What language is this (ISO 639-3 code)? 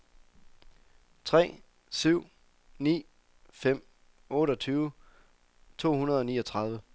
dan